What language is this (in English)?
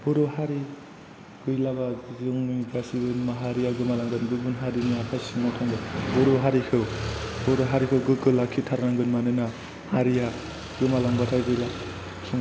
Bodo